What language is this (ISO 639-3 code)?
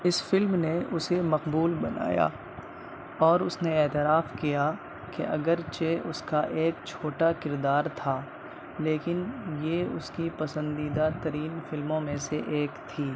urd